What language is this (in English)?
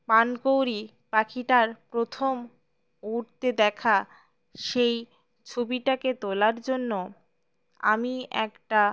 Bangla